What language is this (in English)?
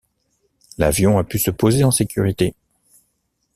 French